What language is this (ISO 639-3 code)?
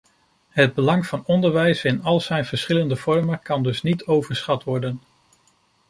nld